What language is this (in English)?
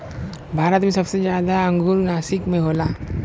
Bhojpuri